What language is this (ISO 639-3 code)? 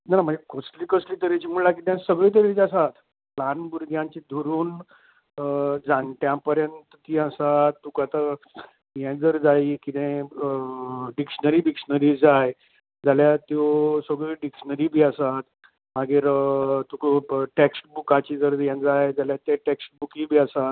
kok